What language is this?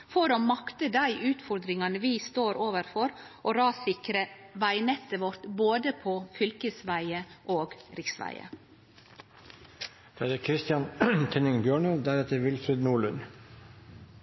Norwegian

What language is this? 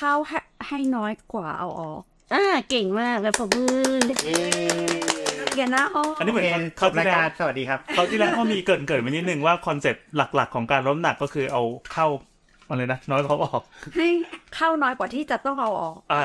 Thai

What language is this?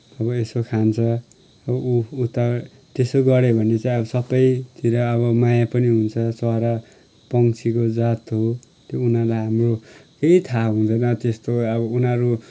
Nepali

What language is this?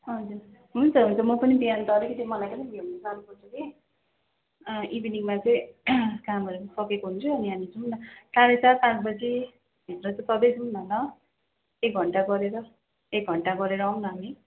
Nepali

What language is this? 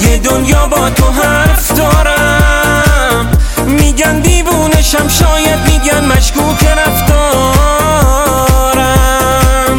Persian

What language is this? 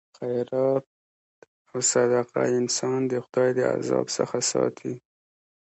Pashto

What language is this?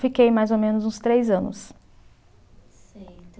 Portuguese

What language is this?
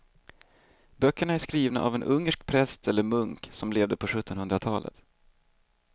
Swedish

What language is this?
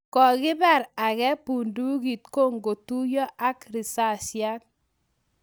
Kalenjin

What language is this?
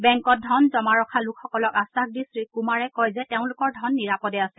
Assamese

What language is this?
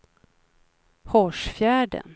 Swedish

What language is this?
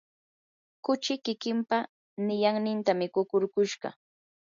Yanahuanca Pasco Quechua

